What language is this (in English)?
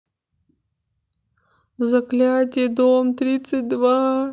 Russian